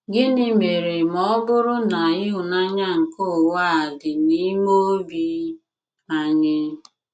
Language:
Igbo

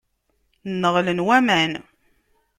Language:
Kabyle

